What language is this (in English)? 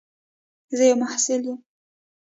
Pashto